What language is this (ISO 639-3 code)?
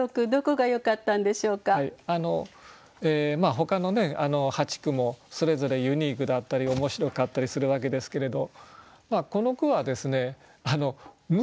jpn